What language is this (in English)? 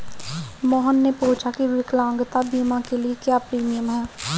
Hindi